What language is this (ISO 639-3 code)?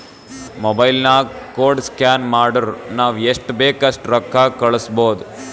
kan